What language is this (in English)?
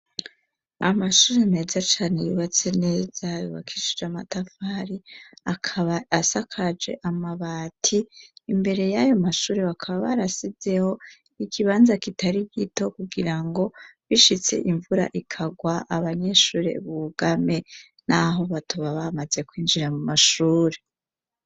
Rundi